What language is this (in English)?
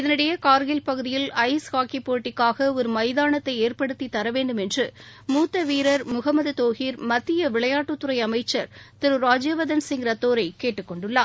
Tamil